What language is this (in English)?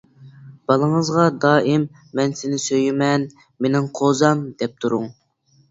Uyghur